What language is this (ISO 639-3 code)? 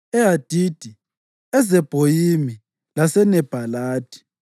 nde